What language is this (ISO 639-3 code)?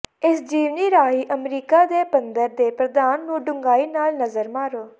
pan